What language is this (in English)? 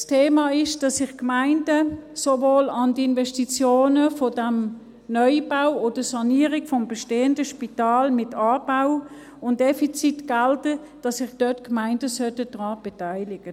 Swiss German